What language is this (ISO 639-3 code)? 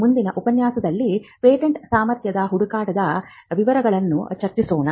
kan